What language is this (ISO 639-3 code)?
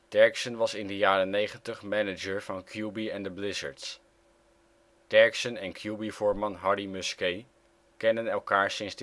nld